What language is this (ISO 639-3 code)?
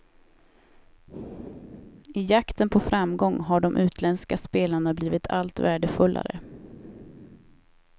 swe